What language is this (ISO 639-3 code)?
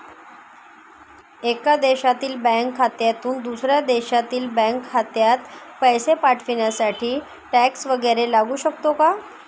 mar